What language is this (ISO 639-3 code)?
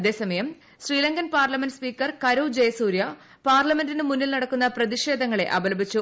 mal